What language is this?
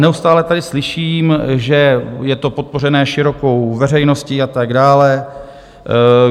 Czech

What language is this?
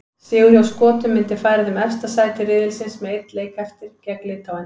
Icelandic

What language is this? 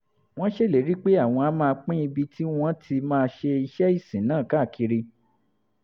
Yoruba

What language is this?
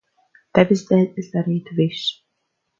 Latvian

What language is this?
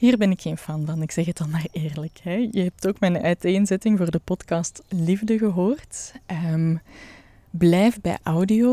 Dutch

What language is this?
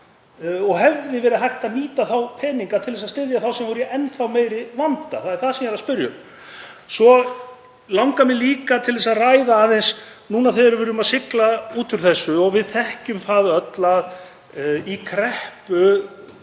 Icelandic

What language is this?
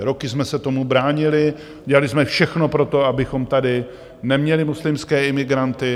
Czech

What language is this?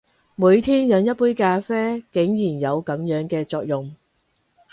Cantonese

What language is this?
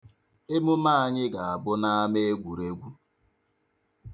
Igbo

